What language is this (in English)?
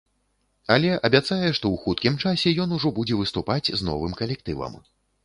Belarusian